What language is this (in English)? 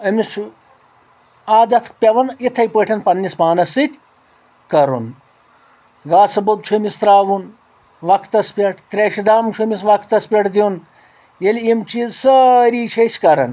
Kashmiri